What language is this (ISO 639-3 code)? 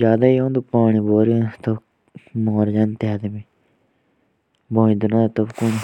jns